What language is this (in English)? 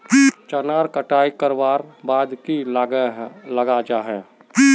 Magahi